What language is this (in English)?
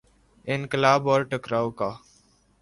Urdu